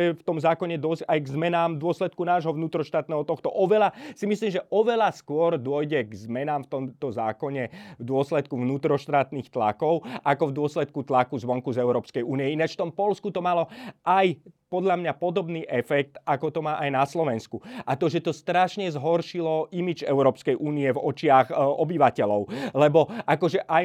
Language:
Slovak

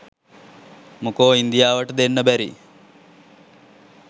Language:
Sinhala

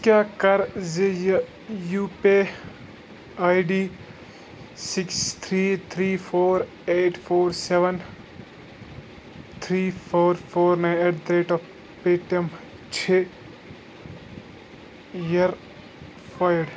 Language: Kashmiri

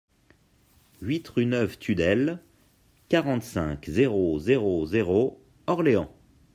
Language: French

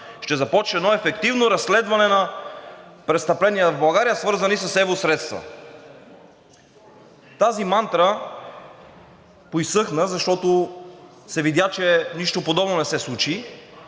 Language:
Bulgarian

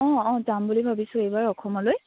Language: Assamese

